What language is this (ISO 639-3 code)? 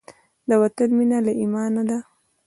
pus